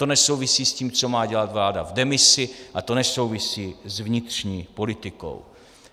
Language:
Czech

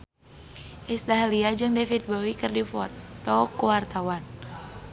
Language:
Sundanese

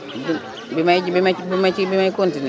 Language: Wolof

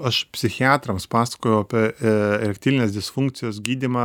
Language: Lithuanian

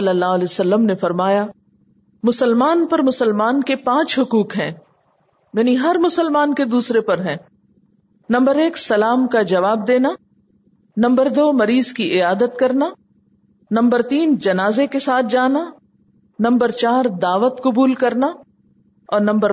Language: Urdu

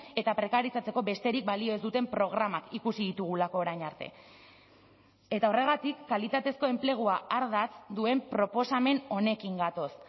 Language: Basque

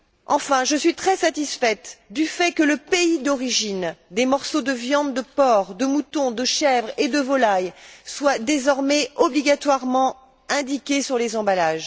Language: French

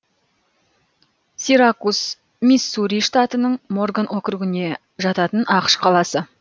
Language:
Kazakh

